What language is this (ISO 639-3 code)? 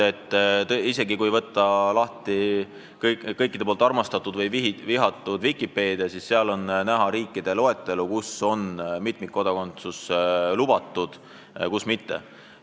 est